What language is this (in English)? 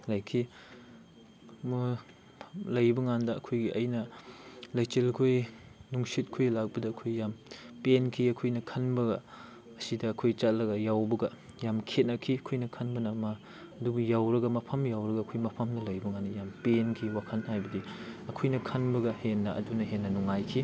Manipuri